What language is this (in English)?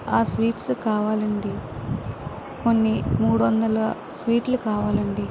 Telugu